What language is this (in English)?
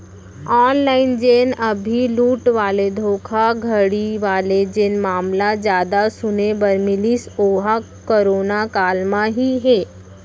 Chhattisgarhi